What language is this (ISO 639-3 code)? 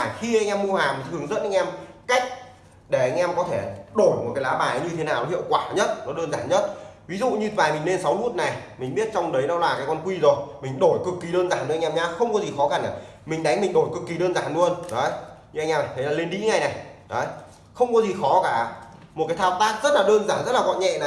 vie